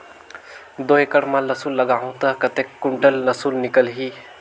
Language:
Chhattisgarhi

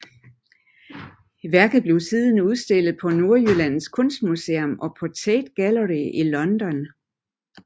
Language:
Danish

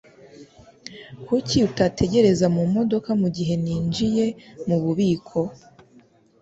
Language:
Kinyarwanda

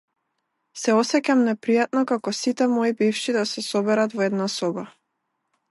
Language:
Macedonian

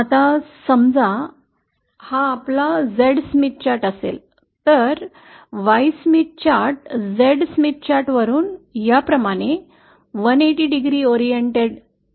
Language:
Marathi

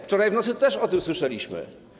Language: Polish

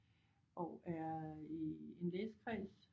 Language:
Danish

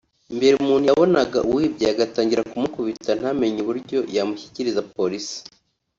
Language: Kinyarwanda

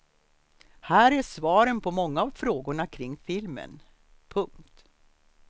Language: Swedish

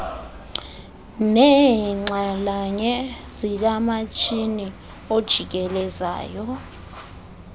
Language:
Xhosa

